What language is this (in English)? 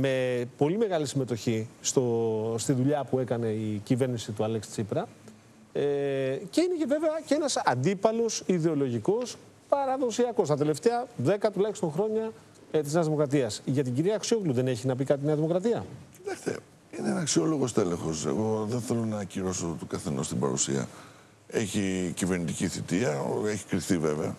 Greek